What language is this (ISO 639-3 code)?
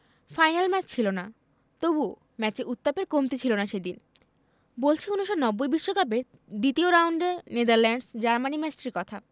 ben